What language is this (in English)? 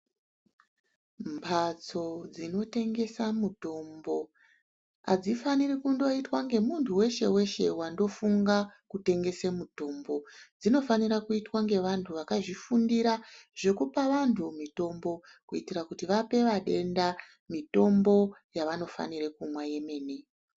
Ndau